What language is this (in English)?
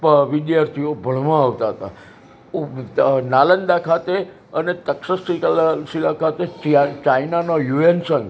Gujarati